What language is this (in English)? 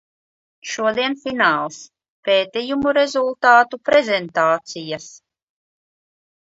Latvian